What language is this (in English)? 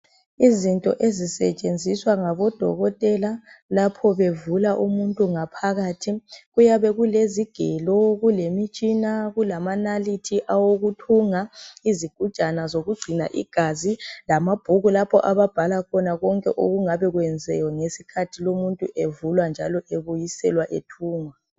North Ndebele